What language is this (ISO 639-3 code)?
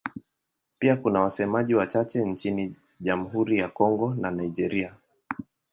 swa